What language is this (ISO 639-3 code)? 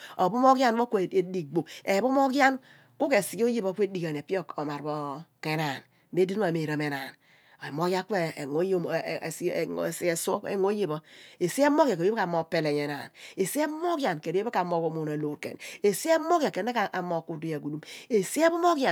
abn